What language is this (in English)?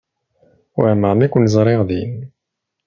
Kabyle